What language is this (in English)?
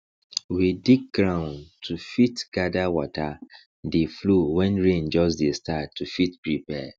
Nigerian Pidgin